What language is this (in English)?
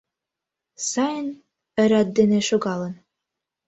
Mari